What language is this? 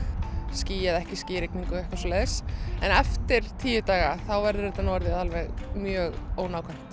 Icelandic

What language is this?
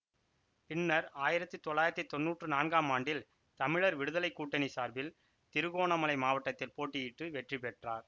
Tamil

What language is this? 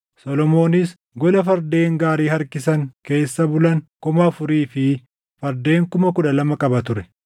Oromo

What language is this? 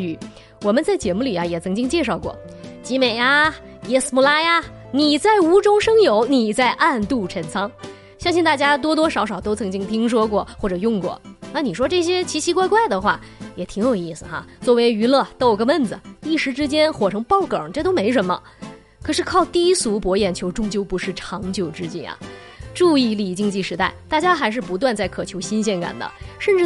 Chinese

